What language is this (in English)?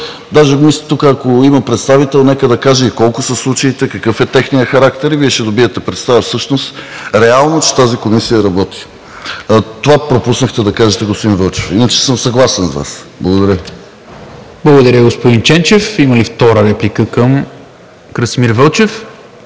Bulgarian